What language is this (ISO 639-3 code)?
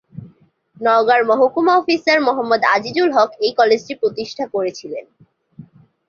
ben